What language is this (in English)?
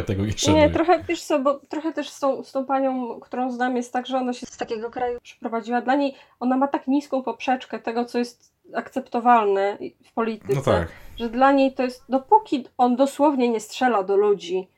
Polish